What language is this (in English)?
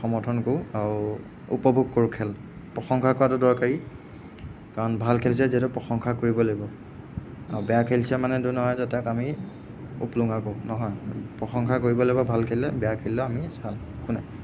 Assamese